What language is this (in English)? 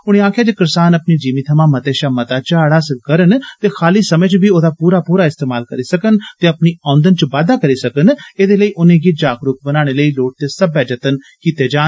Dogri